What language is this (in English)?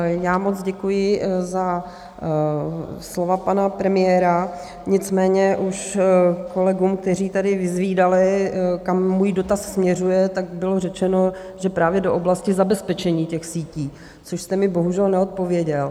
Czech